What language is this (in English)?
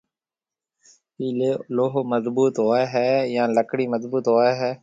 Marwari (Pakistan)